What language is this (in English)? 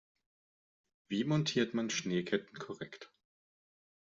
German